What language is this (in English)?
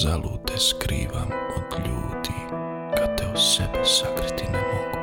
Croatian